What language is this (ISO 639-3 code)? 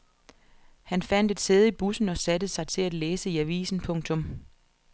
dan